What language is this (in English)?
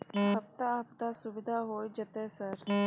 Maithili